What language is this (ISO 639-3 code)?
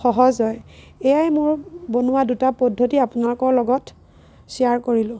asm